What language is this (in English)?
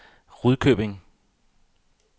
Danish